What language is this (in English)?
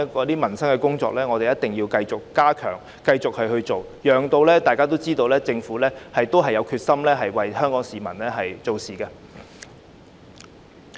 Cantonese